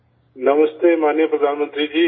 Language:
Urdu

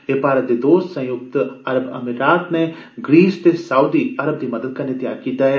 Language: Dogri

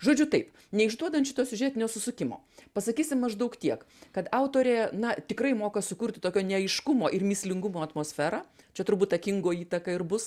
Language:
Lithuanian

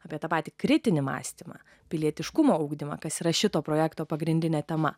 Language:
Lithuanian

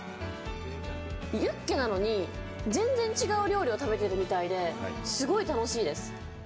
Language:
Japanese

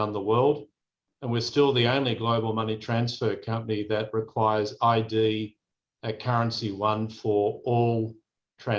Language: Indonesian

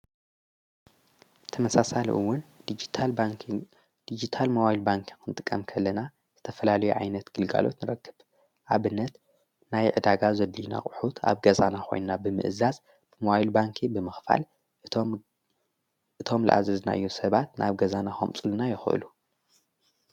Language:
Tigrinya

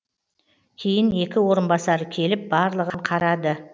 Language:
Kazakh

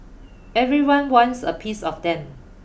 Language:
English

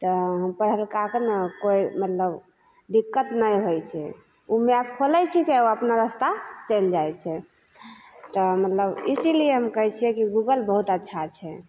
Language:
Maithili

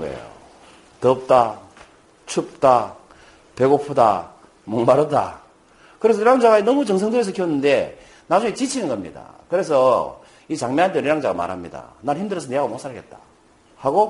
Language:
Korean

